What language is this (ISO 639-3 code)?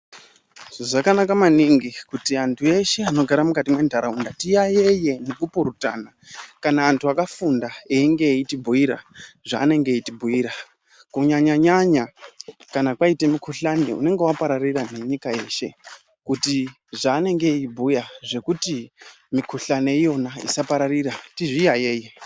ndc